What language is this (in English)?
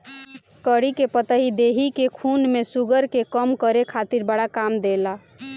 Bhojpuri